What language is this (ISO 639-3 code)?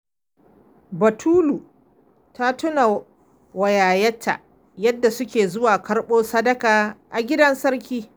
hau